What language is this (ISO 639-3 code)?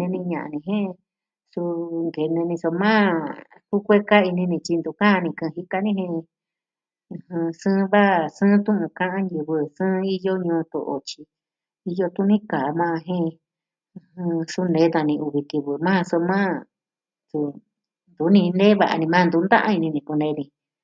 meh